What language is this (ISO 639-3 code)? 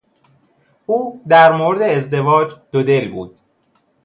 fas